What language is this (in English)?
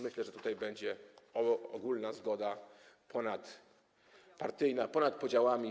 Polish